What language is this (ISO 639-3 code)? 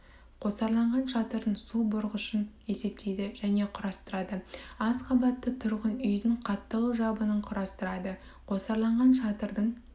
kaz